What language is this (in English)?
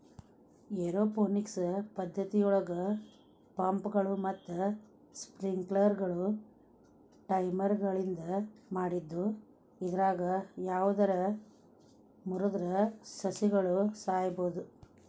Kannada